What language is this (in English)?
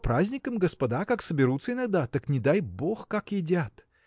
Russian